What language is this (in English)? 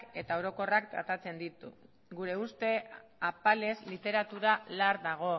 Basque